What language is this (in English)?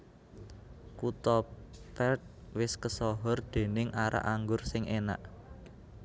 Javanese